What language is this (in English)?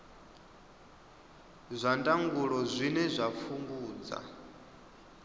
Venda